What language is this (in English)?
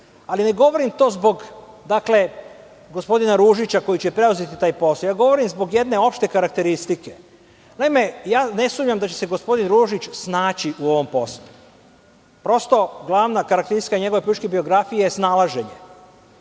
Serbian